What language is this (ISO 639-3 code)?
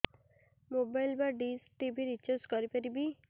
ori